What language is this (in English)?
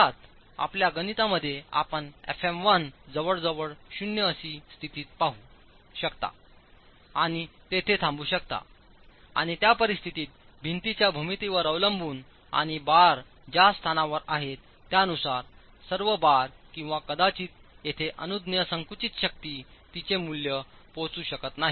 Marathi